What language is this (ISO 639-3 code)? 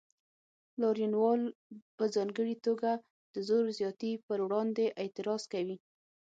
pus